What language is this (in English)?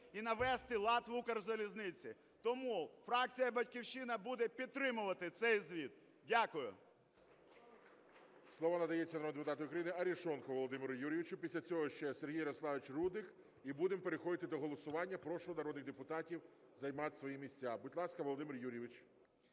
Ukrainian